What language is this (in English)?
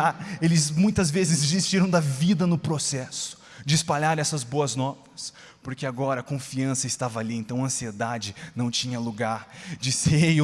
Portuguese